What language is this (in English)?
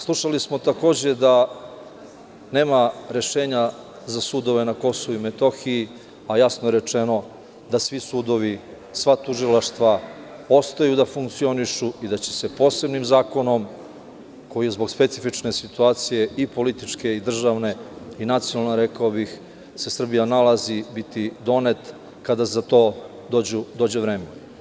Serbian